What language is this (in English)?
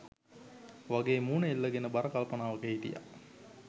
Sinhala